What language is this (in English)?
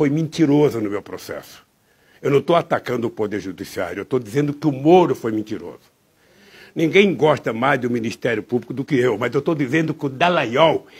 Portuguese